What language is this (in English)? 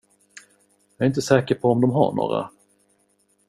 Swedish